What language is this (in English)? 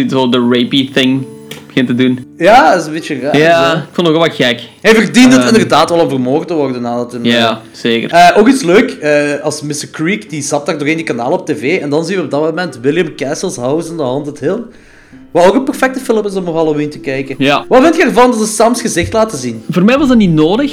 Dutch